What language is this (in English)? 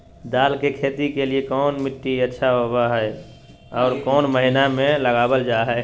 Magahi